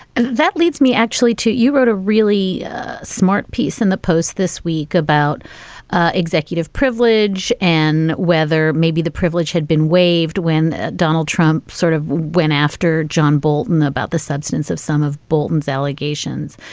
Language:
English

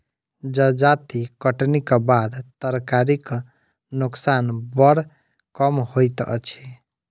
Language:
Maithili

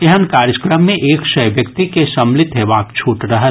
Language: Maithili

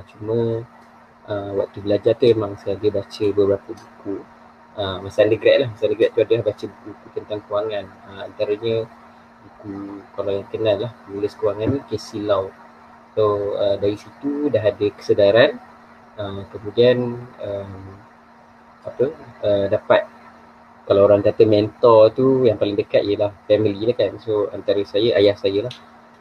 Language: Malay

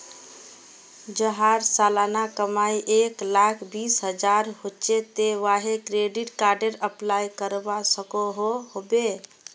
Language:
Magahi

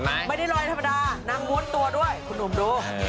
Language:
Thai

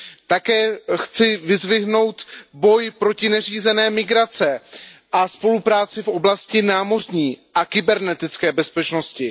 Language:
Czech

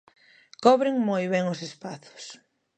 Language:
Galician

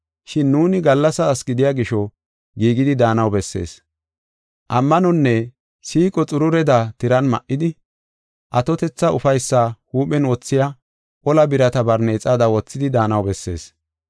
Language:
Gofa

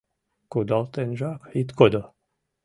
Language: Mari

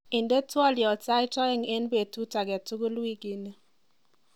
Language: Kalenjin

